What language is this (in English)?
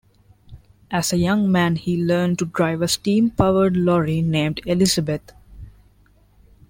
English